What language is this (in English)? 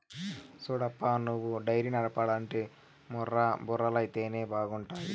Telugu